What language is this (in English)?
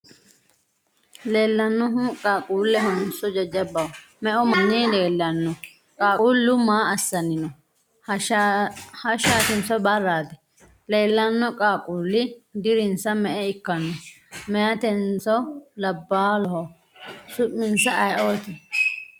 Sidamo